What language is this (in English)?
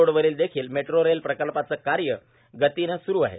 Marathi